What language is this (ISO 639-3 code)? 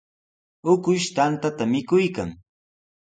qws